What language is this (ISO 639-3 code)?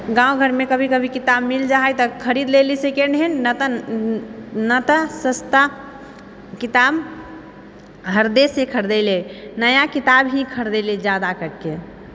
mai